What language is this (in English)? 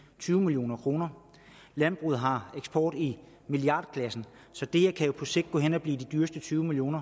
Danish